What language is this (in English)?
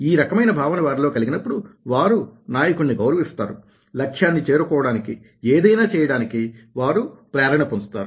Telugu